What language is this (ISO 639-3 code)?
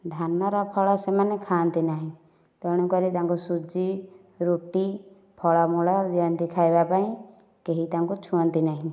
ori